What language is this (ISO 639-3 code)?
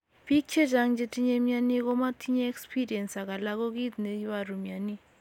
kln